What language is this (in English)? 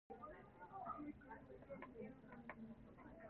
Cantonese